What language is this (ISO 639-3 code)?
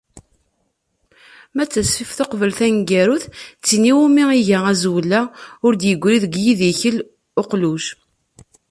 kab